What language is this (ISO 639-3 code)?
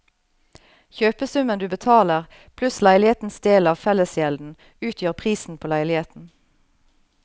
nor